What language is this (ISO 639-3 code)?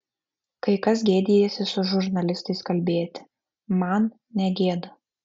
lit